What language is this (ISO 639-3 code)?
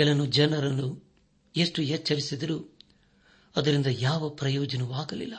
kan